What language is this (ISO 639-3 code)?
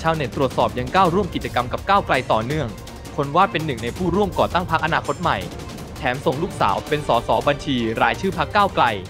tha